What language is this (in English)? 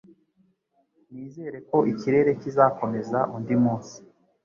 Kinyarwanda